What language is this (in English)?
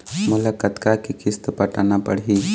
Chhattisgarhi